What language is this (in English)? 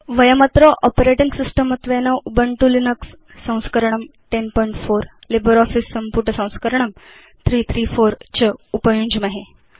Sanskrit